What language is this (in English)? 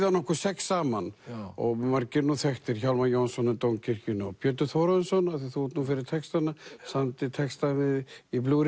Icelandic